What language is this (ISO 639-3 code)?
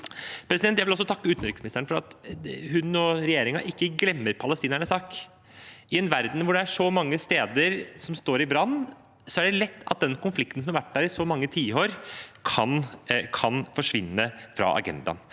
nor